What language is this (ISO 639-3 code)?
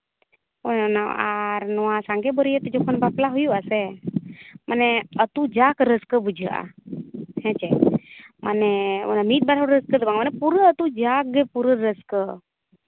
sat